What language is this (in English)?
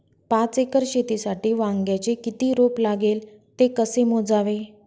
Marathi